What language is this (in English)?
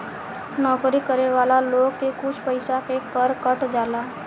Bhojpuri